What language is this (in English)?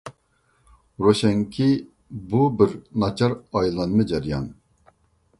Uyghur